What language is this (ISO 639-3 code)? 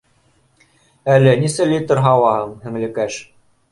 bak